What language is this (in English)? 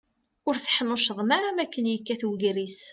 Kabyle